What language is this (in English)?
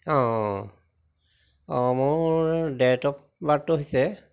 Assamese